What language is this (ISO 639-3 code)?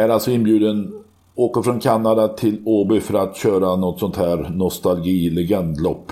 swe